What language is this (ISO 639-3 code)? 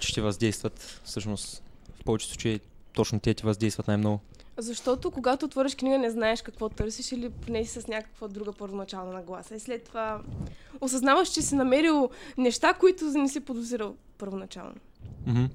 bul